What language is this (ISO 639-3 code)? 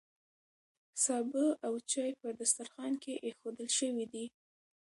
pus